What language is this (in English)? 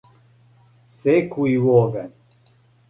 Serbian